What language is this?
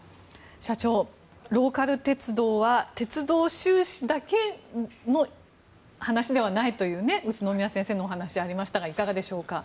Japanese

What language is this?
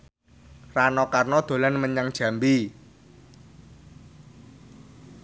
Javanese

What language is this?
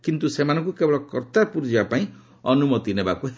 Odia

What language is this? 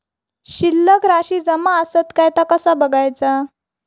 Marathi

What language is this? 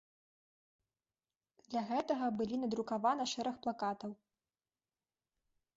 Belarusian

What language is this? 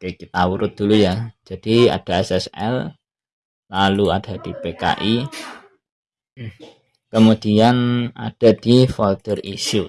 Indonesian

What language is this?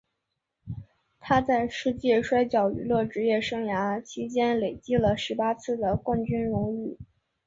Chinese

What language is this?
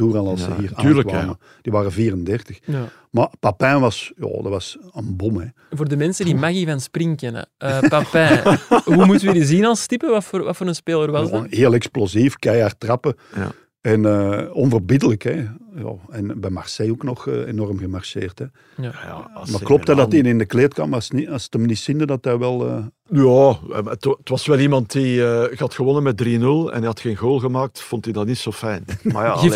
Dutch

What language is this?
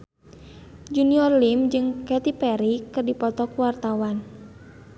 Sundanese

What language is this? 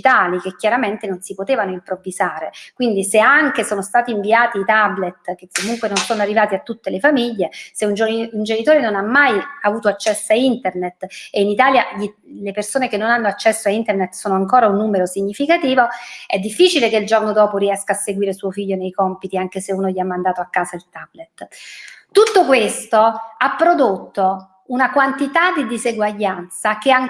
Italian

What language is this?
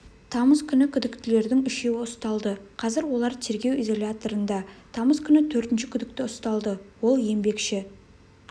Kazakh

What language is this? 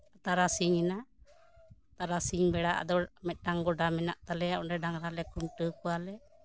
Santali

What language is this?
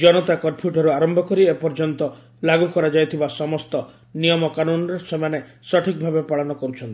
Odia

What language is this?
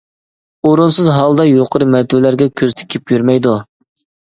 Uyghur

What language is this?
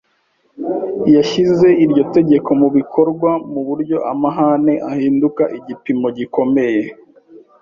Kinyarwanda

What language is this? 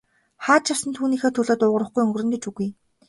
Mongolian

